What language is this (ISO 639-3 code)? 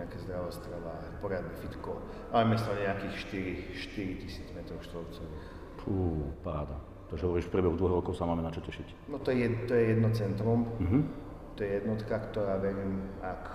slk